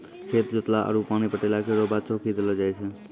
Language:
Maithili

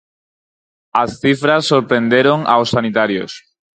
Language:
Galician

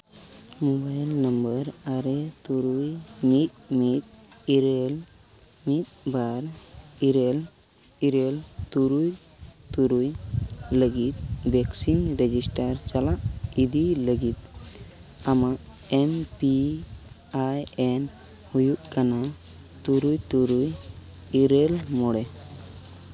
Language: Santali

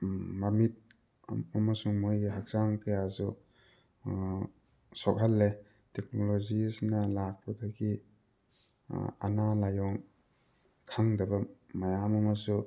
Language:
Manipuri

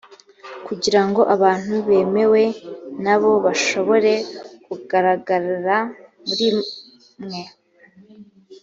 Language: Kinyarwanda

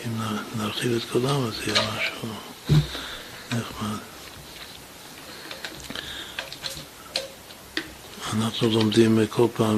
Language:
Hebrew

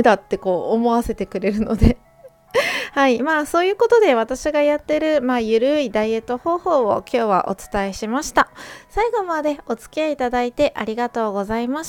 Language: Japanese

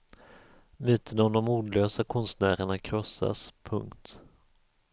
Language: Swedish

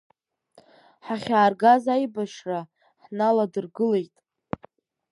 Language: Abkhazian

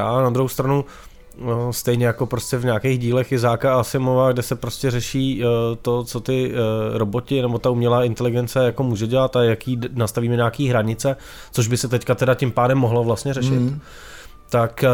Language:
Czech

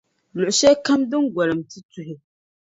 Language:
Dagbani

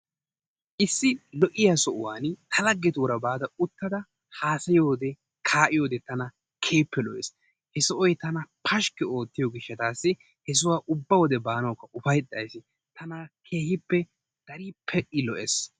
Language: Wolaytta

